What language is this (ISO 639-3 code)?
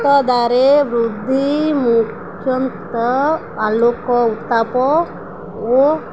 ori